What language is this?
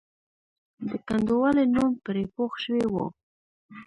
Pashto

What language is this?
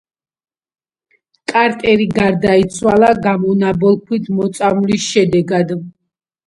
Georgian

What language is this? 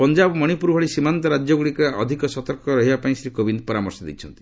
Odia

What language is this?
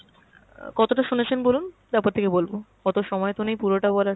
Bangla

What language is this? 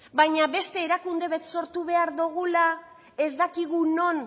Basque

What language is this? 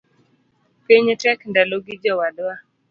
Luo (Kenya and Tanzania)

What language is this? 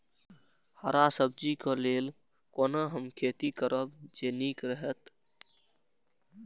Maithili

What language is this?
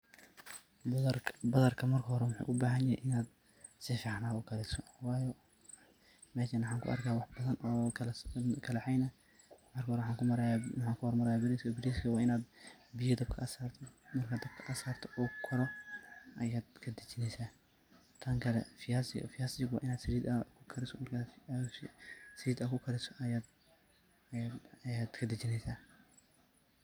Somali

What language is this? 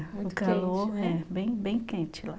Portuguese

